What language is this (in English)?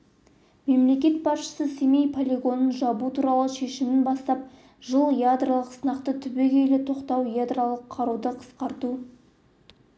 Kazakh